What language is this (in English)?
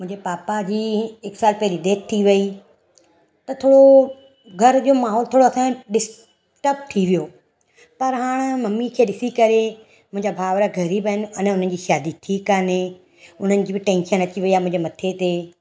Sindhi